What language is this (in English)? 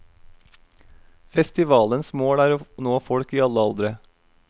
Norwegian